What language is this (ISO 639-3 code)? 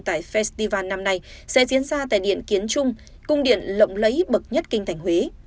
vie